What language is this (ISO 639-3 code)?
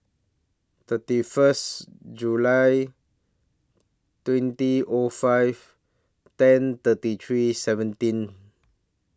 eng